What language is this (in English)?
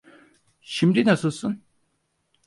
Turkish